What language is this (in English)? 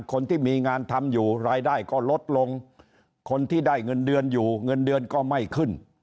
Thai